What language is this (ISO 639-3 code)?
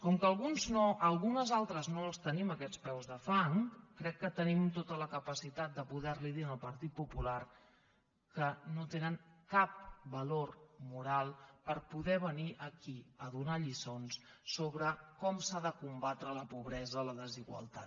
cat